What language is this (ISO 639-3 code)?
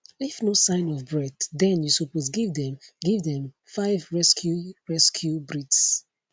pcm